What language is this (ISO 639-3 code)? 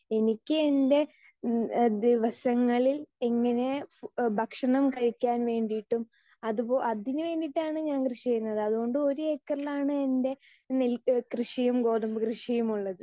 mal